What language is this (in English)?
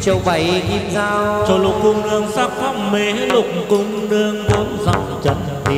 Vietnamese